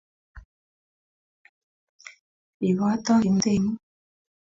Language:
Kalenjin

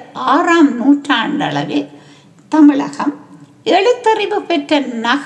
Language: Tamil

